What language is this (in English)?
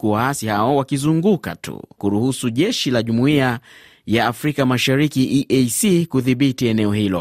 Swahili